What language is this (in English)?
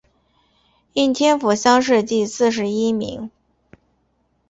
Chinese